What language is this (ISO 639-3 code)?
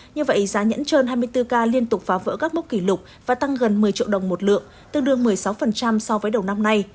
vie